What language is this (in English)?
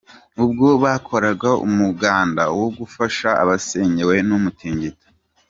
Kinyarwanda